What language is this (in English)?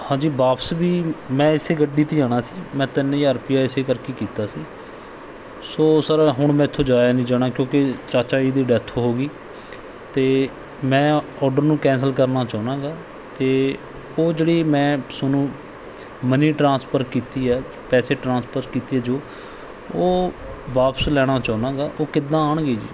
Punjabi